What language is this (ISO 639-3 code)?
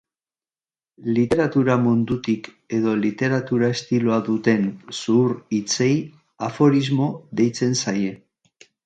eus